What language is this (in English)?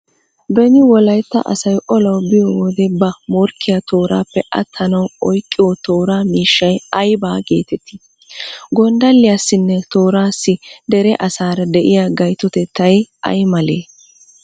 Wolaytta